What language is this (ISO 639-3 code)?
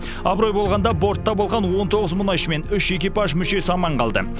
kaz